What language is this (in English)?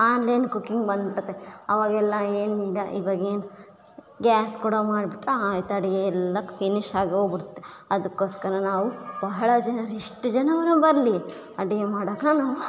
Kannada